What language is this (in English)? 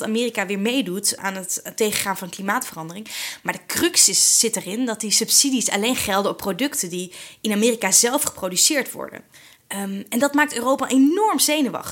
Dutch